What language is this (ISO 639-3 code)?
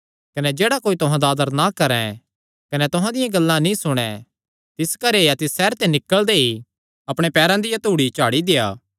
xnr